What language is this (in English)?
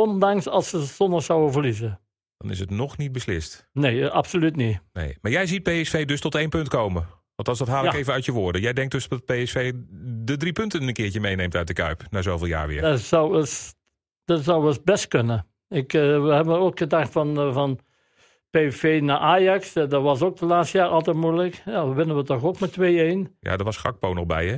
Dutch